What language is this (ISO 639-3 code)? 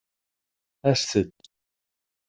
kab